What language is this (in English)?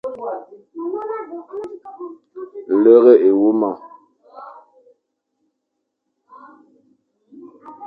Fang